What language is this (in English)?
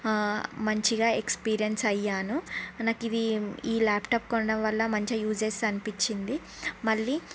Telugu